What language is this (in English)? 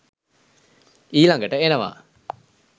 Sinhala